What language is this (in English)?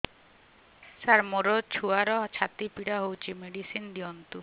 Odia